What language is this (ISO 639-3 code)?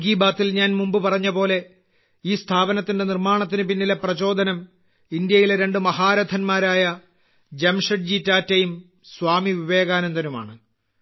mal